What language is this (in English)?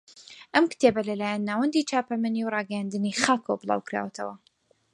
Central Kurdish